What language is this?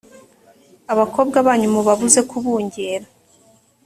Kinyarwanda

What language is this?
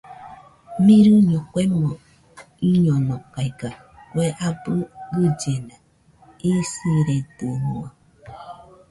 Nüpode Huitoto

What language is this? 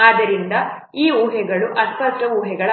Kannada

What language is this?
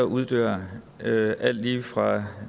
Danish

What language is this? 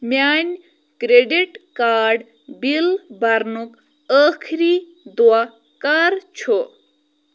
Kashmiri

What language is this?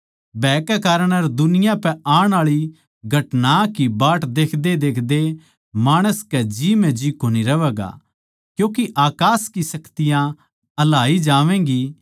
Haryanvi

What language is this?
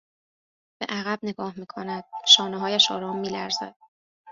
Persian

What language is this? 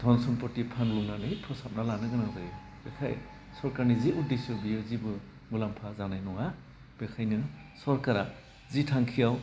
Bodo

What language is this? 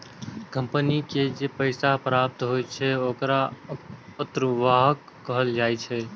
Maithili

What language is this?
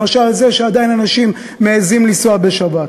Hebrew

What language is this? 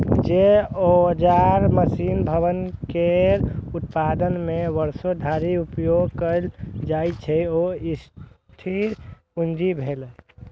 Maithili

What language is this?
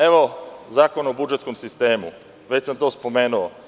Serbian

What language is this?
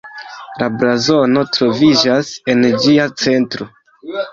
Esperanto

